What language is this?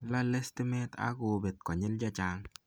Kalenjin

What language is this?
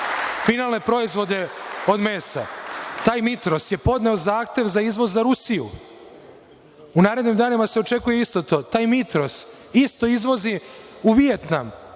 Serbian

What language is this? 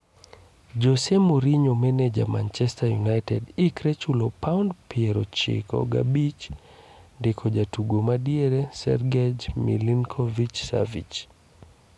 Luo (Kenya and Tanzania)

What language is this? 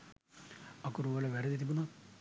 Sinhala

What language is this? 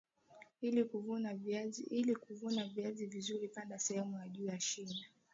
Swahili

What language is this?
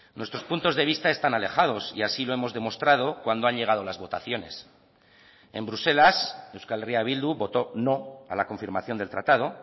Spanish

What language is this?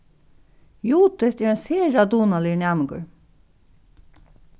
Faroese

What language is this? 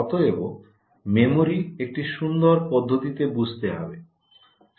Bangla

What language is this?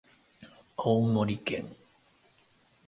Japanese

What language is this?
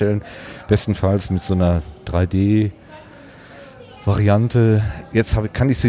German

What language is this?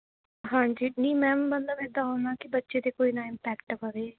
Punjabi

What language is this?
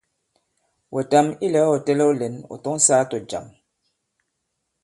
Bankon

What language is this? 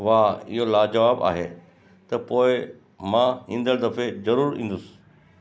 Sindhi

